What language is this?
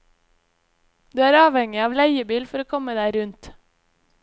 Norwegian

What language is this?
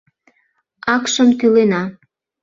Mari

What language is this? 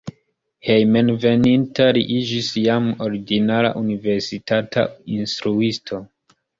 Esperanto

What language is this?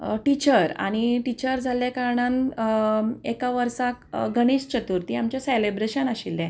Konkani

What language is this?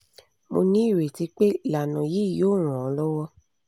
Yoruba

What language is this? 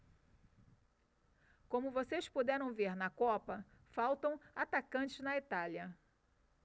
Portuguese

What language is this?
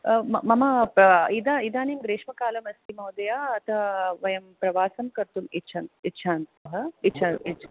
Sanskrit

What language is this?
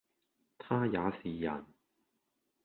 Cantonese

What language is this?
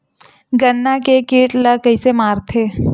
Chhattisgarhi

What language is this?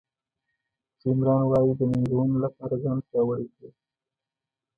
Pashto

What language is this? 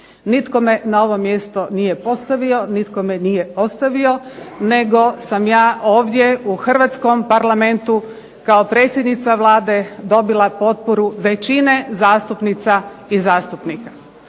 Croatian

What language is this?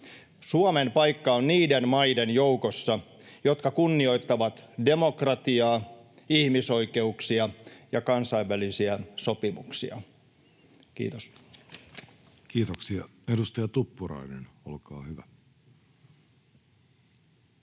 Finnish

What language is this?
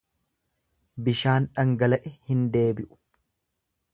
Oromo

